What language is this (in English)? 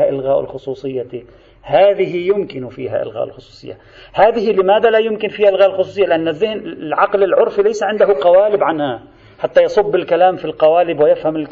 Arabic